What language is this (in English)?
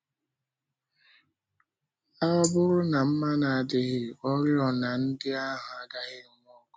Igbo